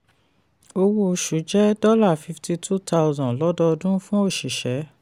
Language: Yoruba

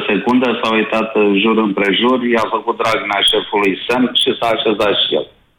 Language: Romanian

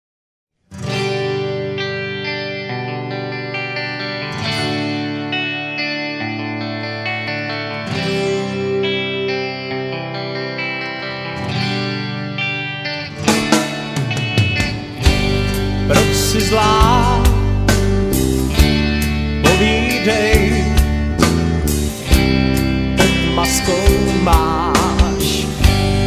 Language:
Czech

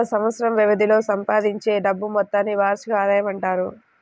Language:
Telugu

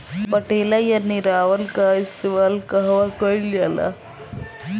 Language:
Bhojpuri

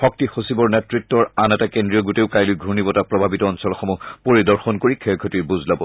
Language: Assamese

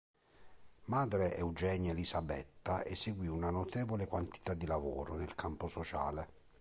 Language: Italian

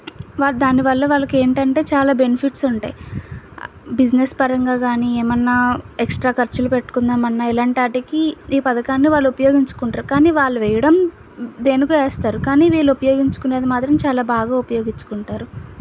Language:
Telugu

